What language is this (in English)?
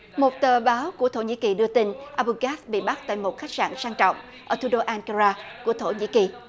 Vietnamese